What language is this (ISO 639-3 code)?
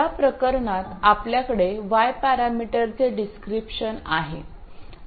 mar